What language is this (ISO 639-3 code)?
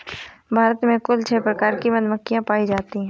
hin